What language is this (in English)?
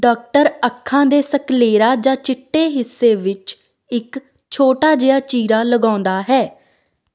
Punjabi